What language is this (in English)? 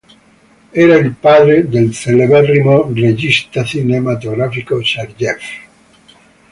Italian